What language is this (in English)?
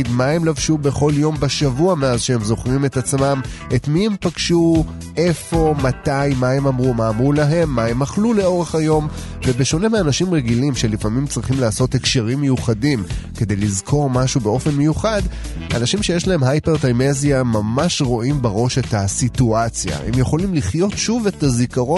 Hebrew